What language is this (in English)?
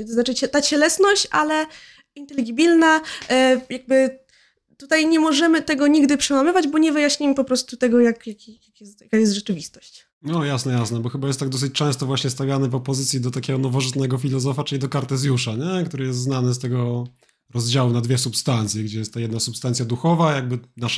Polish